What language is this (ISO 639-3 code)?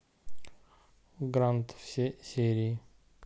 rus